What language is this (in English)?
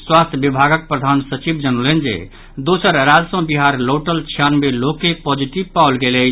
Maithili